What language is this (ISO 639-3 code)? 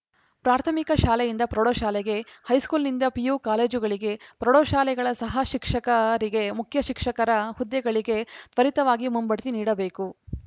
kan